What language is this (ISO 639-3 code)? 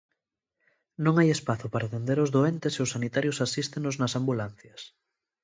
glg